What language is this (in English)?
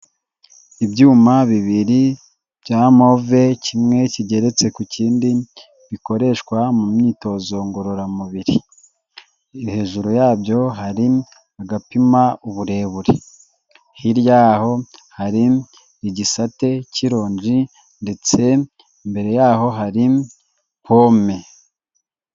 Kinyarwanda